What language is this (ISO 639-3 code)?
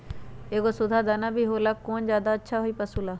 mag